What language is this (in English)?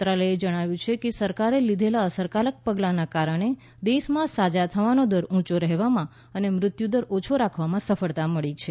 Gujarati